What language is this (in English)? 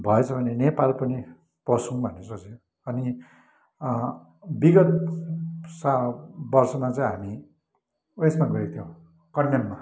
Nepali